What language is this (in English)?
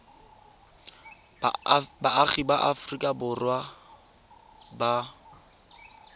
Tswana